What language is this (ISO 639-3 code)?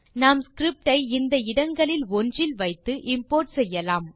tam